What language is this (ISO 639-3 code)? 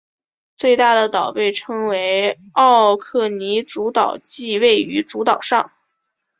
zho